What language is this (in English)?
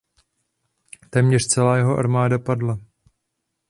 Czech